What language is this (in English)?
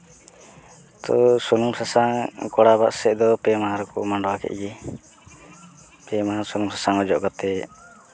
Santali